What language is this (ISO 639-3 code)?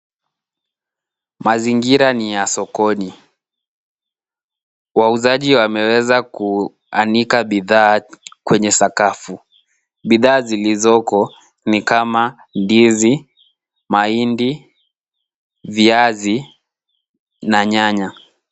swa